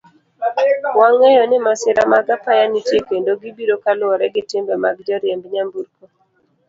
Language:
Luo (Kenya and Tanzania)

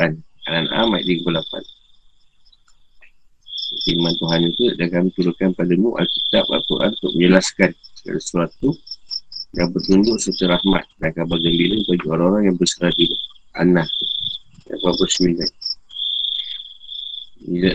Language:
Malay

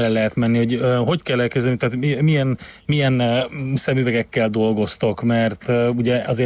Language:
Hungarian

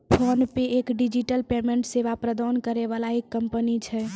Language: Maithili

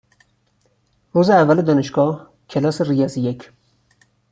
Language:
Persian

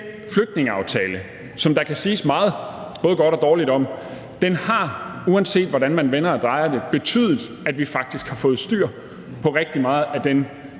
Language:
Danish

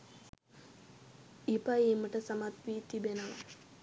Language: Sinhala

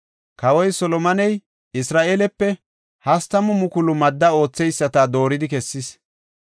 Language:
Gofa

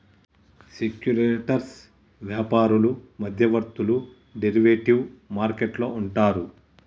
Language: Telugu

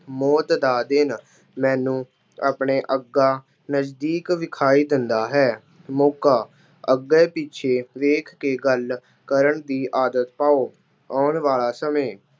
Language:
Punjabi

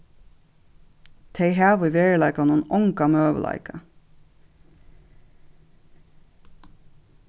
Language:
Faroese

